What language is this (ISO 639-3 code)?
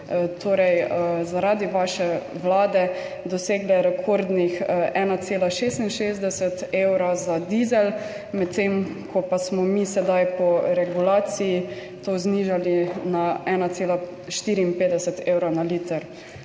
slv